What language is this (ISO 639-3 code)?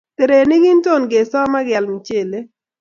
kln